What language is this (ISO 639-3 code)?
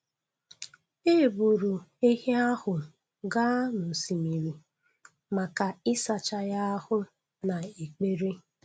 ibo